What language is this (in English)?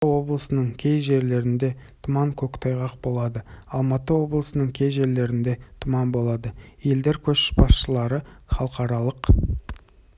Kazakh